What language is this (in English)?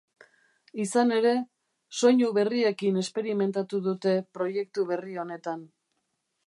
Basque